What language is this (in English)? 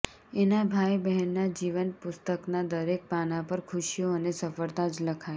Gujarati